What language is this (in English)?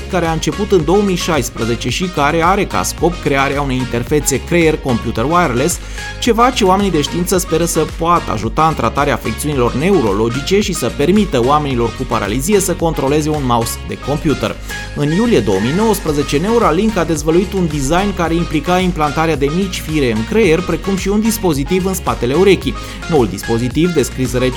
Romanian